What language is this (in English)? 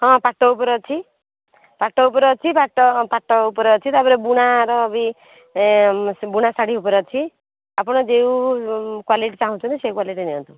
Odia